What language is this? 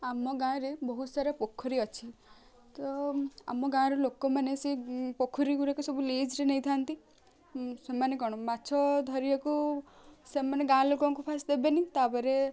Odia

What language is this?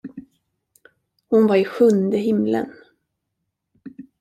Swedish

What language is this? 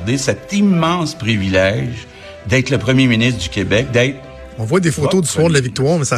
French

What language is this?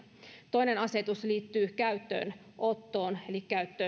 Finnish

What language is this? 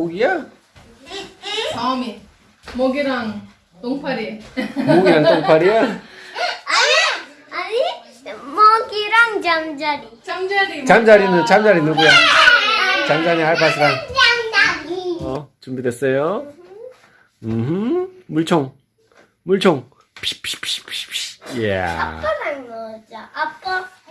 Korean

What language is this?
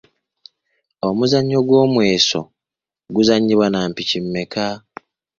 Ganda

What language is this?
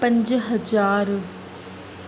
Sindhi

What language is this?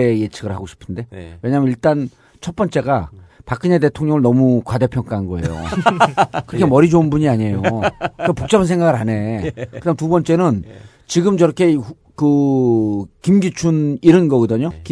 Korean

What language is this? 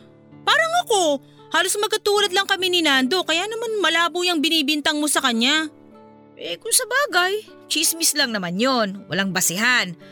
Filipino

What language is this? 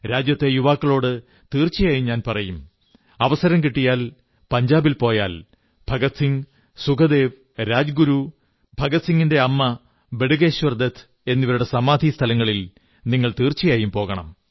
Malayalam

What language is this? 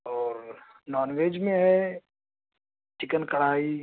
Urdu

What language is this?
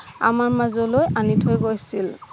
Assamese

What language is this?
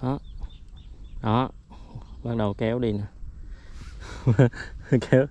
Vietnamese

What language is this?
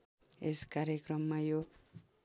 Nepali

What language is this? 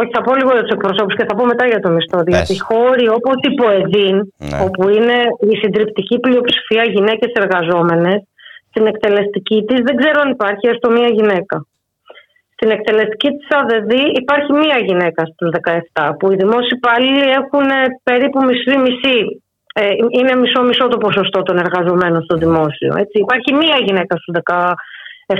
Greek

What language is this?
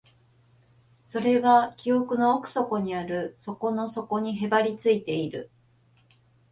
Japanese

